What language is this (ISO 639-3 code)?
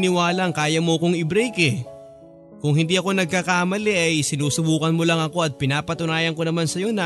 fil